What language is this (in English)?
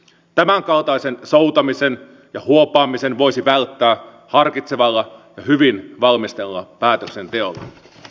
Finnish